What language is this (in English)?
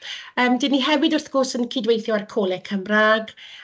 Welsh